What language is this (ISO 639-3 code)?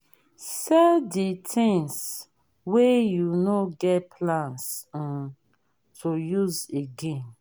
pcm